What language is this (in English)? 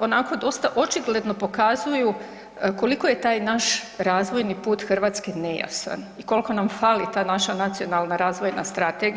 Croatian